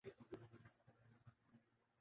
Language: Urdu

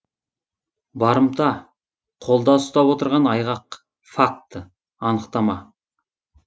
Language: Kazakh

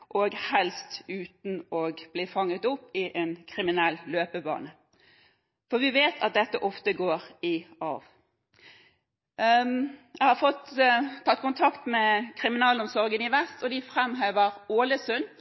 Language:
Norwegian Bokmål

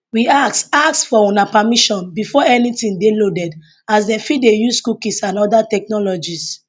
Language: Nigerian Pidgin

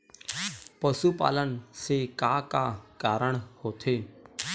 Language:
Chhattisgarhi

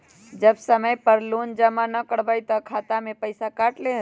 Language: Magahi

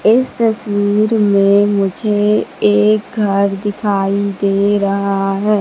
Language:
Hindi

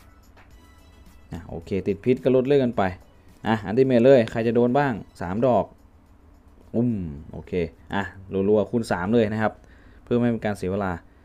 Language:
Thai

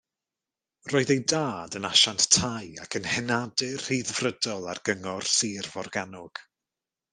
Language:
Welsh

